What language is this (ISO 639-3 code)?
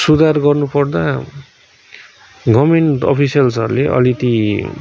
nep